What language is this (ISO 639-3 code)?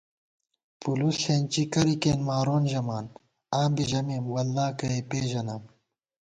gwt